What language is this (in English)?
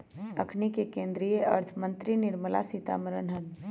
Magahi